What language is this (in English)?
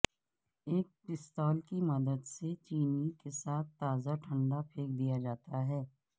Urdu